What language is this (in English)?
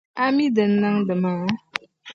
Dagbani